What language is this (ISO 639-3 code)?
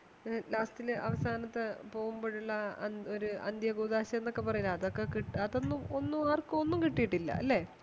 mal